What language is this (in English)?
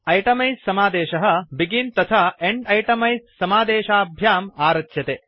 Sanskrit